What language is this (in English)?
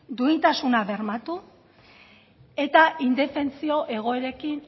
Basque